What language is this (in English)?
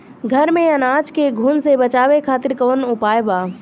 Bhojpuri